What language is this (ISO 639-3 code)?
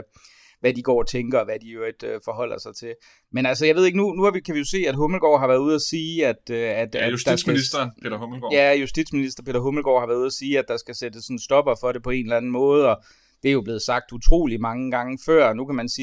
dan